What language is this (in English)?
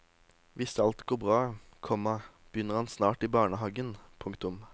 Norwegian